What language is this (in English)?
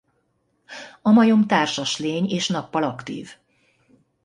Hungarian